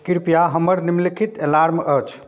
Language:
Maithili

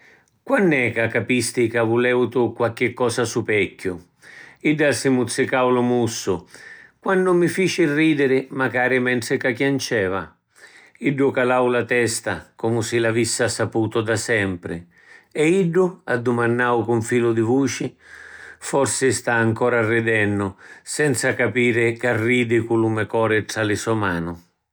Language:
Sicilian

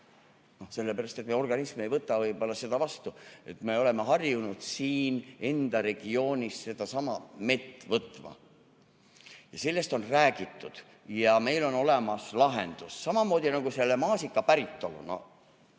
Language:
Estonian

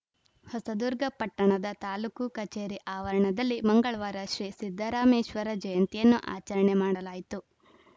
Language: Kannada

